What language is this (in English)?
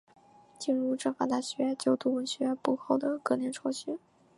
Chinese